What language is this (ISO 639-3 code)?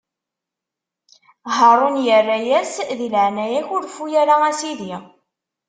kab